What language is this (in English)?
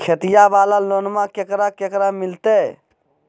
Magahi